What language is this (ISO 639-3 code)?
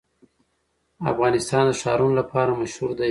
pus